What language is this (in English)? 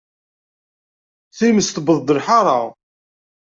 Kabyle